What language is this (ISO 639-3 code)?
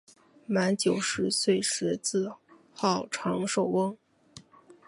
zho